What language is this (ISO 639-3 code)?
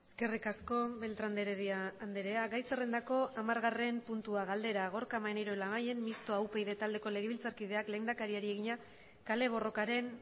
eus